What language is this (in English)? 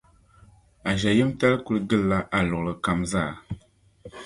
Dagbani